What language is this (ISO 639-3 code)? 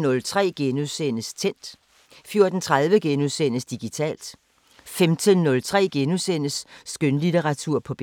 dan